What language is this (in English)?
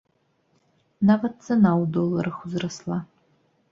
Belarusian